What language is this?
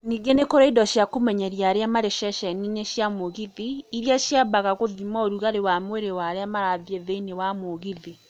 Kikuyu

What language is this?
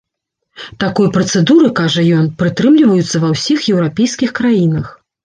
Belarusian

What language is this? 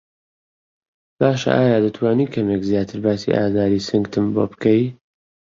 Central Kurdish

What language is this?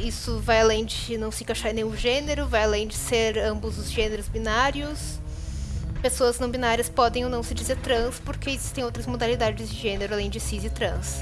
Portuguese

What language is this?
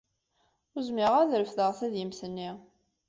Kabyle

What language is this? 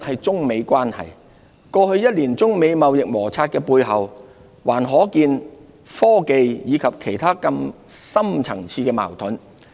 Cantonese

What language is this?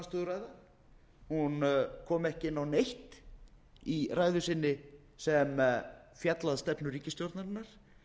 Icelandic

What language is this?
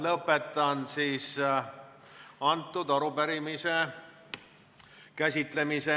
Estonian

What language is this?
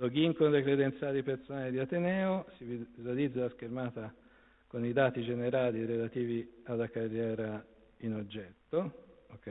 Italian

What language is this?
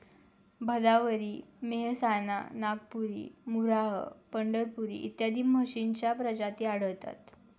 Marathi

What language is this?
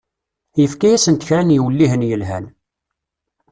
Kabyle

